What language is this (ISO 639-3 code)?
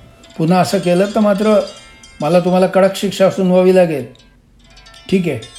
mar